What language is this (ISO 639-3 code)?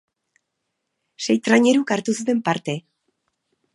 eus